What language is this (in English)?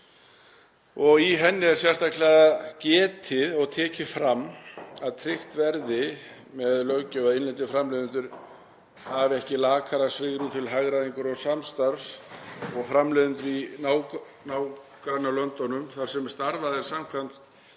Icelandic